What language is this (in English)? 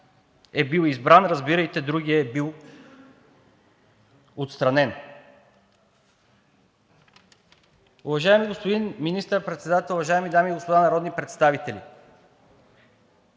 Bulgarian